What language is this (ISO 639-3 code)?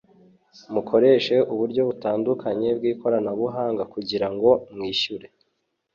kin